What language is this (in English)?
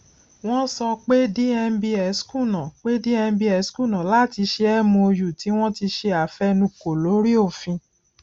Yoruba